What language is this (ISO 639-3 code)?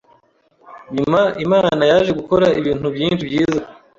kin